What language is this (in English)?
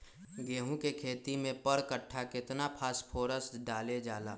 Magahi